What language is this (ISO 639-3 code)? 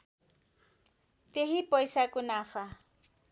nep